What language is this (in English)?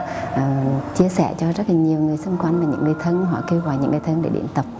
Vietnamese